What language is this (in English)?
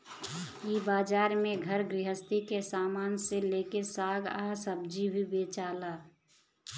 Bhojpuri